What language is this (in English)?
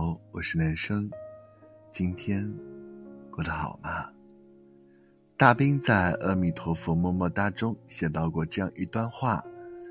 Chinese